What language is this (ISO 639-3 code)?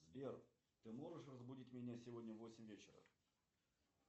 rus